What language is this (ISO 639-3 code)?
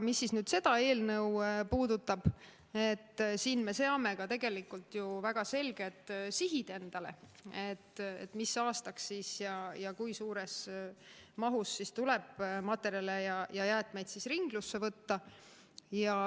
est